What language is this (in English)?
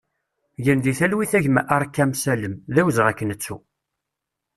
Kabyle